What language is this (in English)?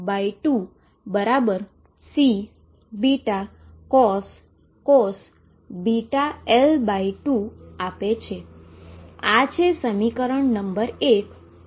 Gujarati